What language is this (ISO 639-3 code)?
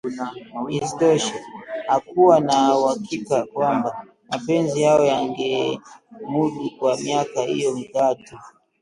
swa